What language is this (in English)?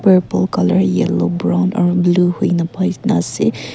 Naga Pidgin